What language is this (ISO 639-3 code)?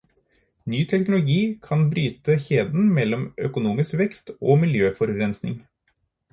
nob